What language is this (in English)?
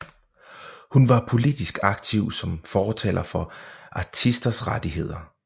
Danish